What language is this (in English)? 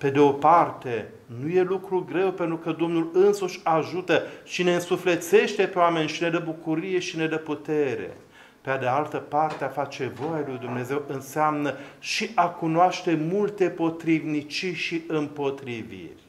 Romanian